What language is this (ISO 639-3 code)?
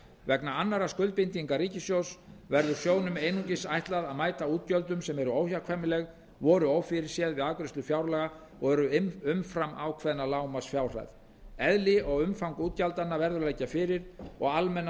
isl